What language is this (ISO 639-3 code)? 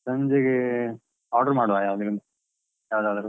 kan